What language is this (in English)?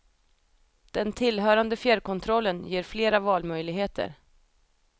Swedish